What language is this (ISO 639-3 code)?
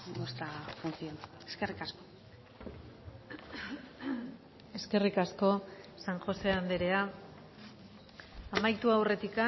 eus